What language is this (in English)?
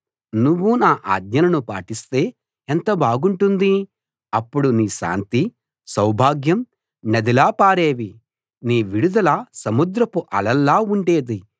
Telugu